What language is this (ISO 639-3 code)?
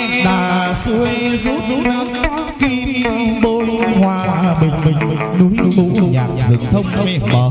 vie